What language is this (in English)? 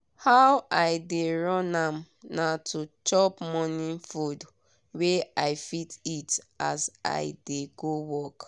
Nigerian Pidgin